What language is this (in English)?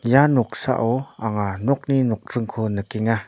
Garo